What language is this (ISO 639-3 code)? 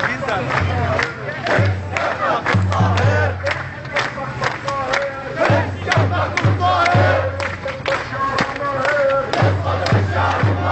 ara